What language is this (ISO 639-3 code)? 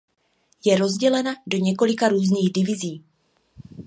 ces